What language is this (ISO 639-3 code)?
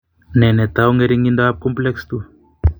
kln